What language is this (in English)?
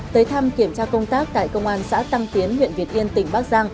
Vietnamese